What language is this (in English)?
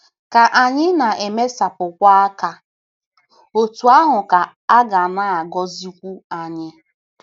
Igbo